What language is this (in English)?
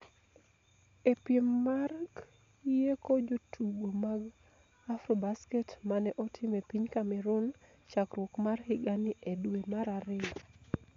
Luo (Kenya and Tanzania)